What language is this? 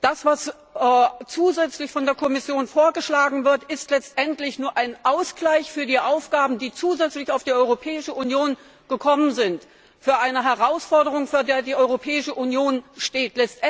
German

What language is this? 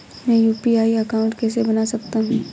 Hindi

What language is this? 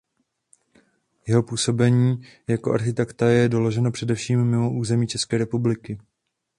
Czech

